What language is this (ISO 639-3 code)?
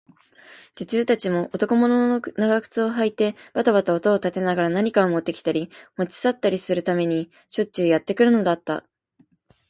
jpn